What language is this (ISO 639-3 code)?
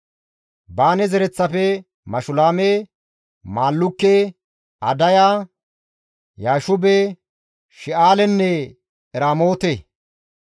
gmv